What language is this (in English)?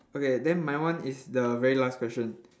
English